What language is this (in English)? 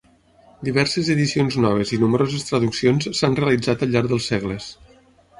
Catalan